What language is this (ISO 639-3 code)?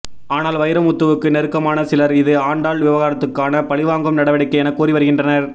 tam